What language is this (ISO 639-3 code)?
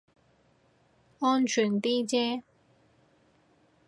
yue